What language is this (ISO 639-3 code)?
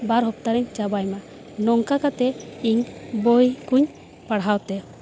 sat